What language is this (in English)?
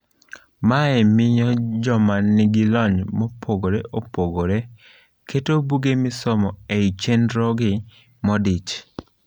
Luo (Kenya and Tanzania)